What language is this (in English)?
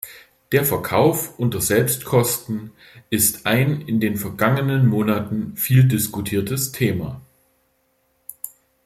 German